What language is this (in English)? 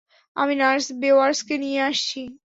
Bangla